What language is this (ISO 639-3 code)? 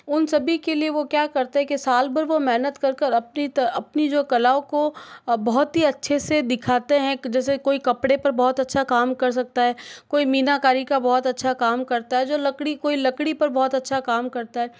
hin